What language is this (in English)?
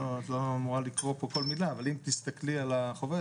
Hebrew